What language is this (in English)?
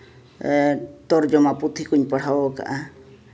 Santali